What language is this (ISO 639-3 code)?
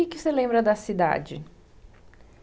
por